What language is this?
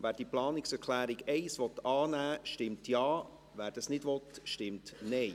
Swiss German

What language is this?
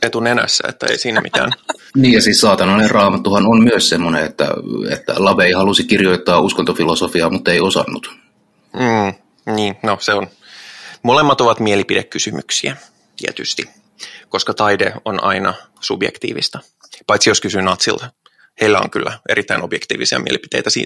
Finnish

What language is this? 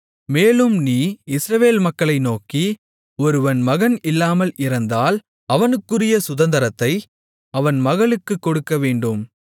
Tamil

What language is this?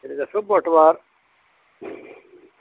Kashmiri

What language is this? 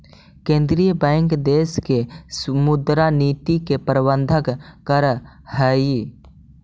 Magahi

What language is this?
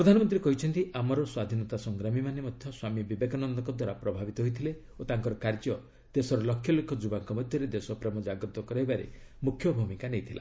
Odia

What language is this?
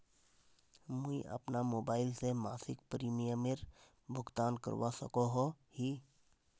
Magahi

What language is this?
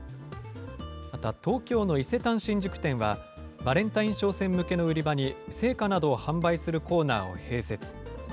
Japanese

